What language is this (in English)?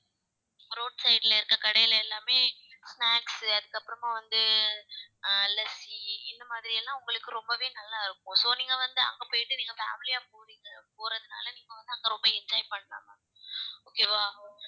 Tamil